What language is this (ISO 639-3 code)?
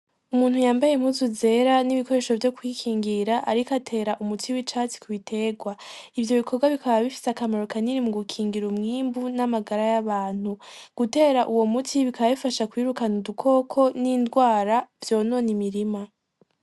run